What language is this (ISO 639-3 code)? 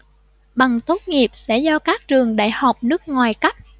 vie